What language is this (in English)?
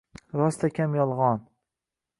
Uzbek